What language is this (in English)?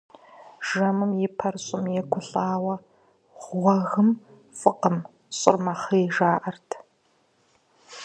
Kabardian